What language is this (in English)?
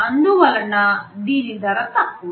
Telugu